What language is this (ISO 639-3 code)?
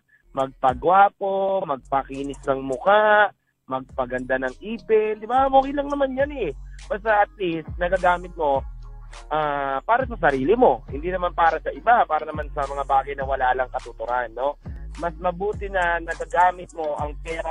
fil